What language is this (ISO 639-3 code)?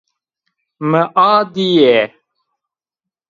zza